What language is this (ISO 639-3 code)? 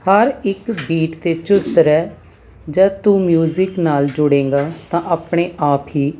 pan